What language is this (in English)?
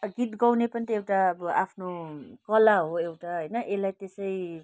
Nepali